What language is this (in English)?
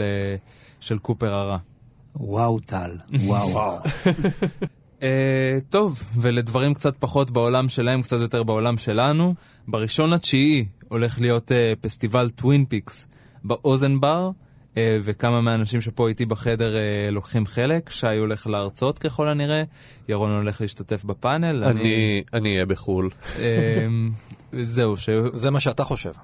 Hebrew